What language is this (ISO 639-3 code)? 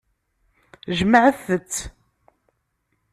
kab